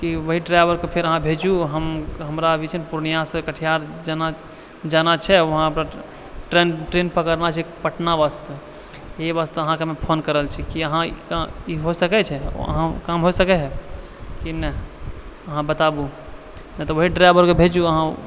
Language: Maithili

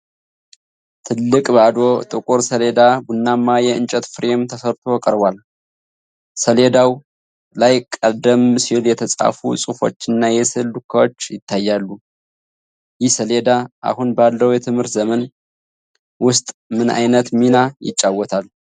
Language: Amharic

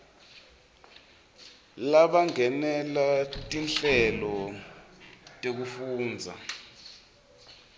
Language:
Swati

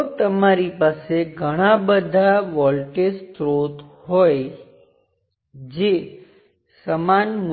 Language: Gujarati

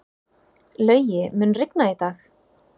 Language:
Icelandic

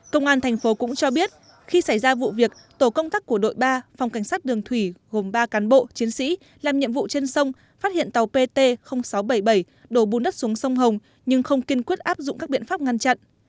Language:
Vietnamese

